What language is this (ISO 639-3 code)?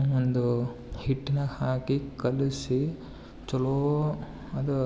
kan